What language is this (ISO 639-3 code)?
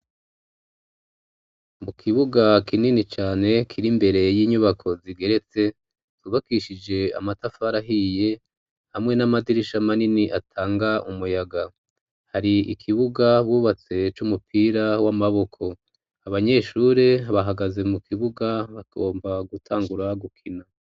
run